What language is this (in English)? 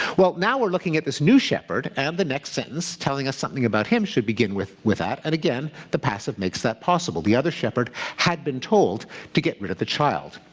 English